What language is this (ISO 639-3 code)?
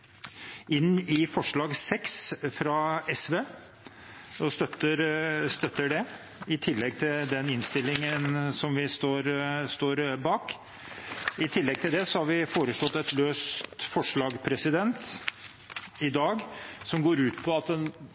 nob